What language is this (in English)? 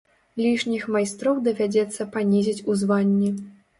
Belarusian